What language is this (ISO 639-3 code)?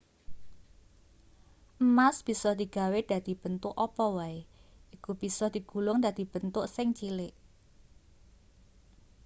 jav